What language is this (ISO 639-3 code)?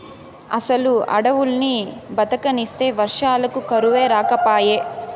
tel